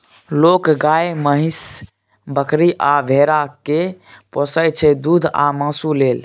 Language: Maithili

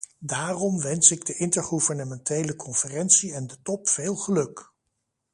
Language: Dutch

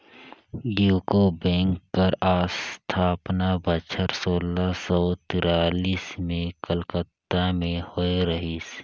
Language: Chhattisgarhi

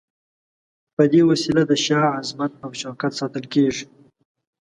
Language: Pashto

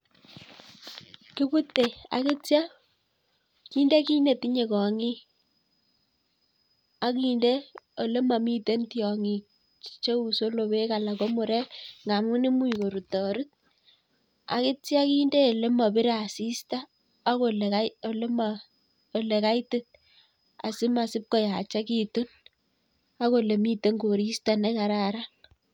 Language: Kalenjin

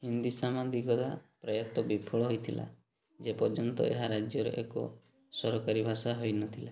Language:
Odia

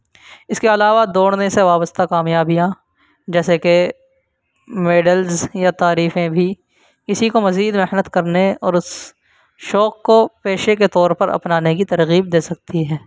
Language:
Urdu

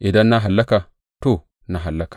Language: Hausa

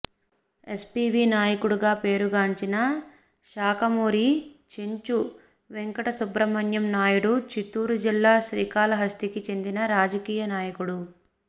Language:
Telugu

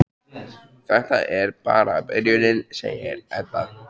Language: Icelandic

